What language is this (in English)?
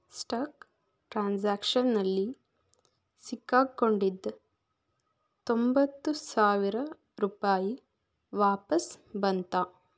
Kannada